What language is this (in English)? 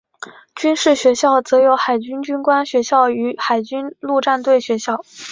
Chinese